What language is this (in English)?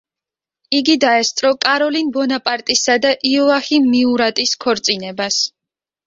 Georgian